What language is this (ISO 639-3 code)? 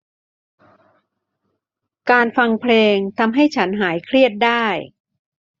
tha